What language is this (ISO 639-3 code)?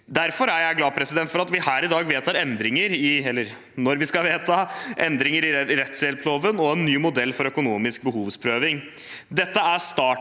nor